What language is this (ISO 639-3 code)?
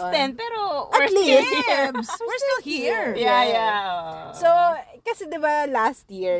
fil